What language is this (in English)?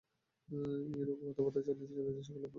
Bangla